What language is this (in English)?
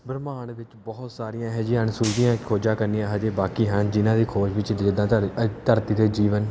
Punjabi